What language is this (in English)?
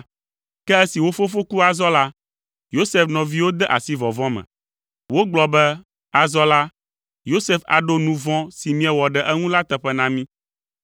Ewe